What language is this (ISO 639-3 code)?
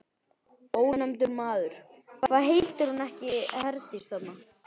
isl